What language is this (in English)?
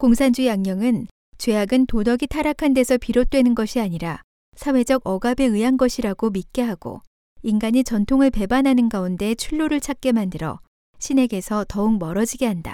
Korean